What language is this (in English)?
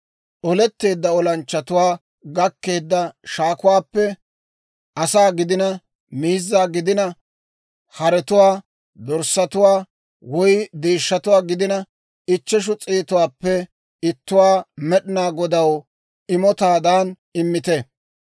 Dawro